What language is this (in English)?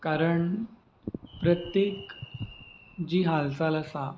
Konkani